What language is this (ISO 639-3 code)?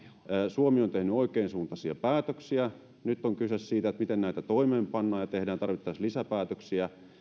fin